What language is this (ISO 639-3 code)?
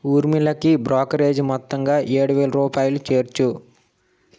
tel